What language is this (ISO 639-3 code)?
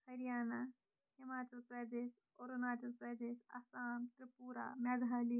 kas